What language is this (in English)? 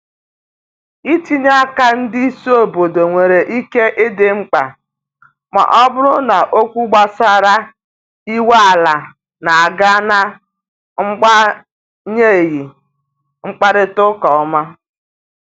Igbo